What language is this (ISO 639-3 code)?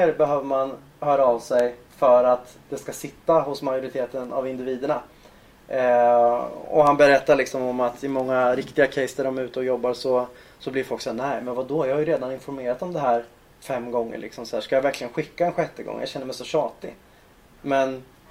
swe